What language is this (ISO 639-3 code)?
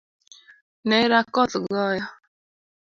luo